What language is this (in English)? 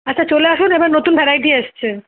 Bangla